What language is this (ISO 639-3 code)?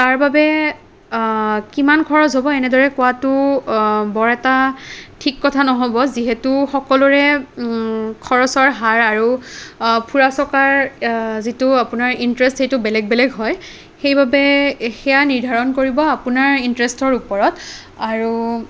asm